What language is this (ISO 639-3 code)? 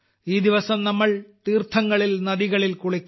mal